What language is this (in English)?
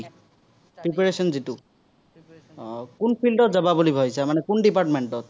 Assamese